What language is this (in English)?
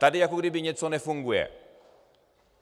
Czech